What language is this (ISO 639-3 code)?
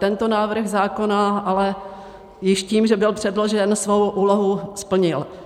ces